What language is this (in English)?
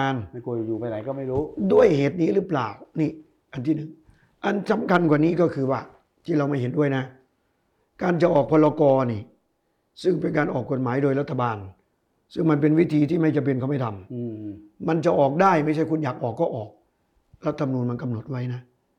Thai